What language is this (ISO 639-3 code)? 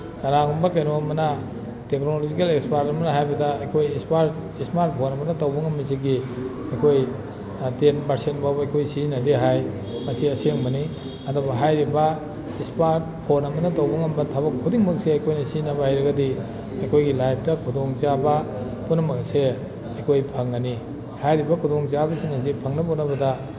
mni